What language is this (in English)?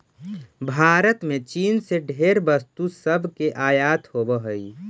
Magahi